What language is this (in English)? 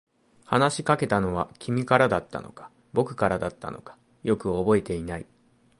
Japanese